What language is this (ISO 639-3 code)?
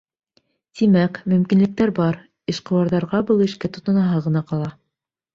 bak